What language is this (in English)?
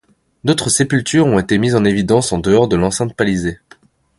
French